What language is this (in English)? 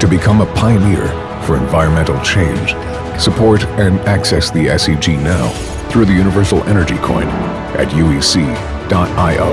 English